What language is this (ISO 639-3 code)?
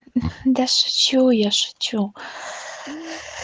rus